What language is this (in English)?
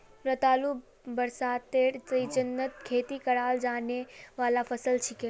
Magahi